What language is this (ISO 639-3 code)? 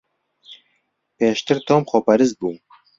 ckb